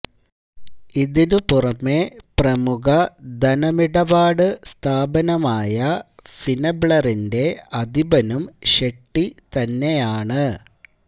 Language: Malayalam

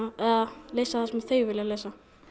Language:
Icelandic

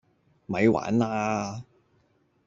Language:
Cantonese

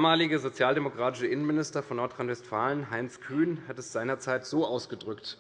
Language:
German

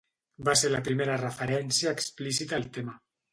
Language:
Catalan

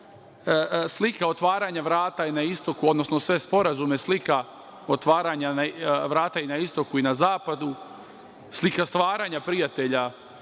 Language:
Serbian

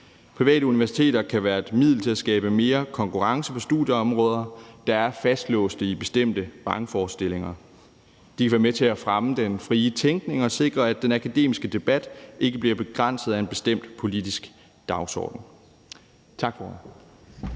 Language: Danish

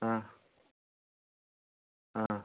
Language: Malayalam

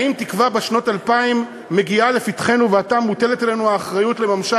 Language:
Hebrew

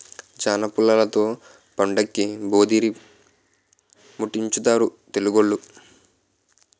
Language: Telugu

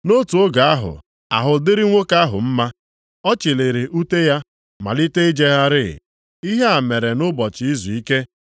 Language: Igbo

